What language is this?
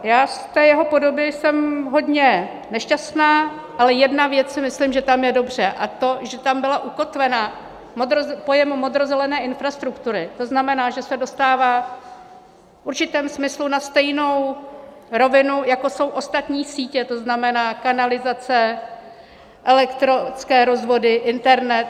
Czech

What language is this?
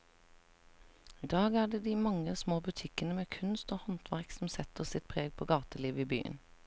Norwegian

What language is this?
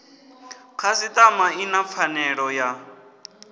Venda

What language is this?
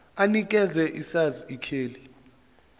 Zulu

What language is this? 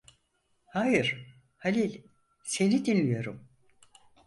Turkish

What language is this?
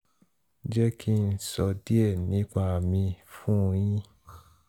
Yoruba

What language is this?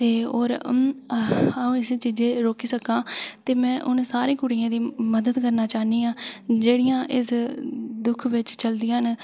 Dogri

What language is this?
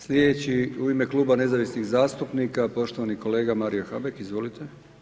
Croatian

